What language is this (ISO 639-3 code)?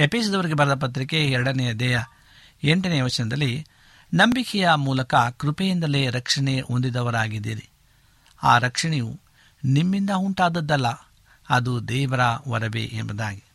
kan